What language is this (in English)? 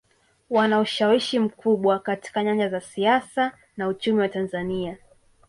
Swahili